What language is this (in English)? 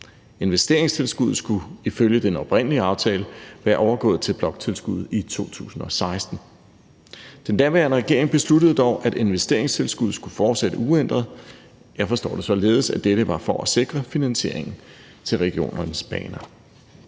Danish